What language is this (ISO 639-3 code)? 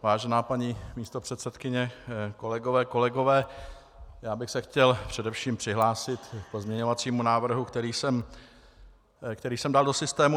ces